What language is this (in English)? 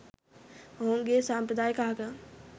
Sinhala